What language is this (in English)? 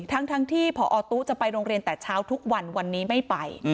Thai